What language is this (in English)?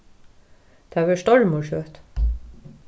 Faroese